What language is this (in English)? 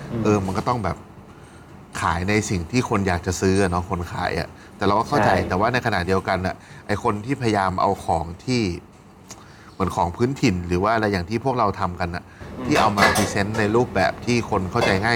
Thai